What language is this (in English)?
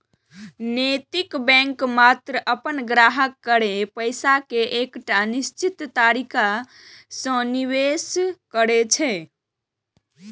Maithili